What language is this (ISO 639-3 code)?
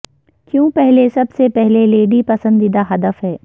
urd